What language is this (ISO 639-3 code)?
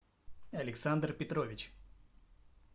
rus